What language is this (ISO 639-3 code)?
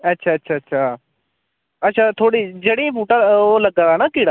doi